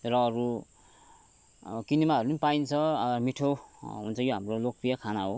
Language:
Nepali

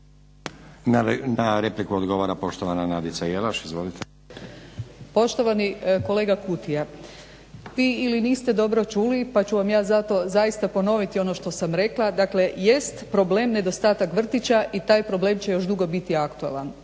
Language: Croatian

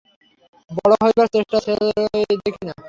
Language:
Bangla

